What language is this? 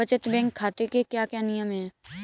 Hindi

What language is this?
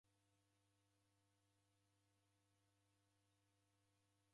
Taita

